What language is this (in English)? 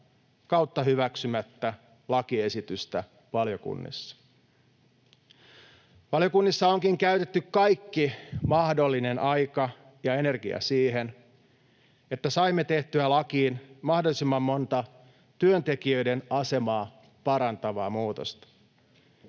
Finnish